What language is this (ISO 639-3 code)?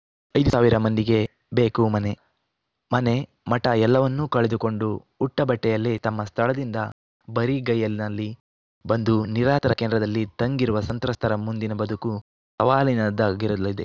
kan